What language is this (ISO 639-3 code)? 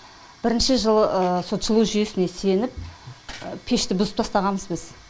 kaz